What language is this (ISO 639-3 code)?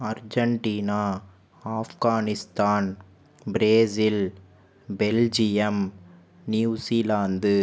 tam